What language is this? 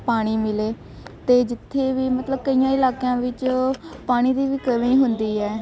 Punjabi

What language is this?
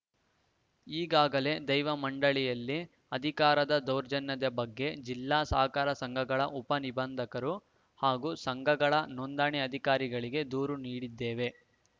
Kannada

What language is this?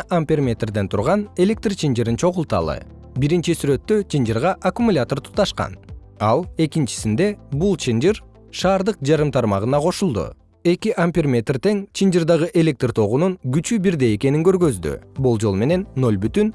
Kyrgyz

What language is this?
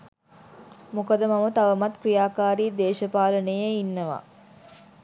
Sinhala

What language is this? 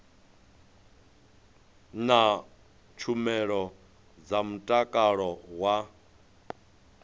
Venda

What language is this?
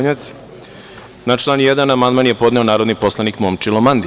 Serbian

